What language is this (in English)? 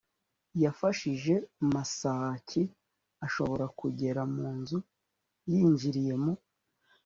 Kinyarwanda